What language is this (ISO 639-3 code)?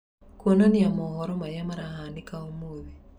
kik